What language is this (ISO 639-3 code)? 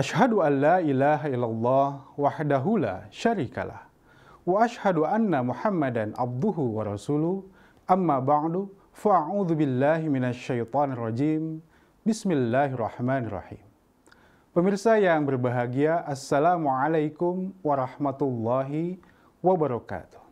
ind